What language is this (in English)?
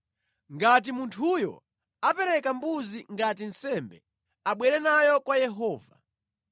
Nyanja